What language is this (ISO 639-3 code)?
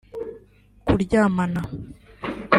kin